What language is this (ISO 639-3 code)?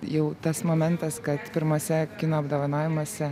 lit